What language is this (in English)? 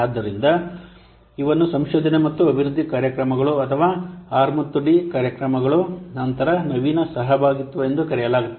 Kannada